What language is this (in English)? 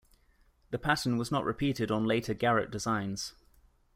English